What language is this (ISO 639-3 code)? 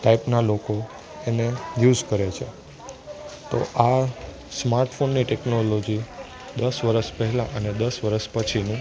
guj